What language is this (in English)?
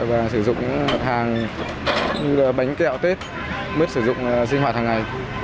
Vietnamese